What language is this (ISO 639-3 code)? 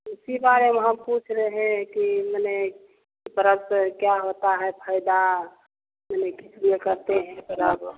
hin